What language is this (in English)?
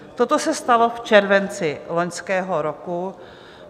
Czech